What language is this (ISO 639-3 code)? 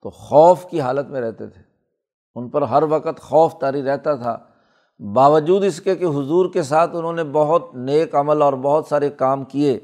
urd